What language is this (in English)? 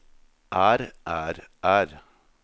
Norwegian